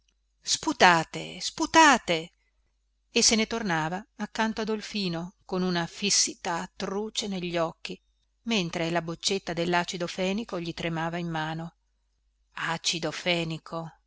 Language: Italian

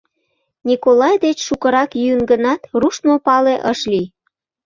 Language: Mari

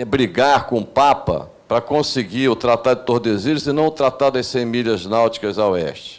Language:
Portuguese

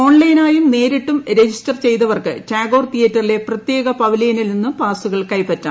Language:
Malayalam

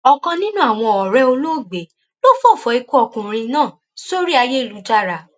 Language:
Yoruba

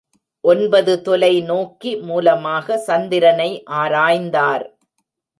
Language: Tamil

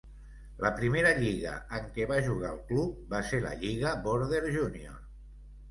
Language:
Catalan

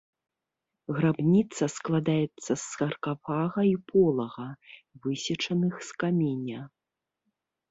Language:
Belarusian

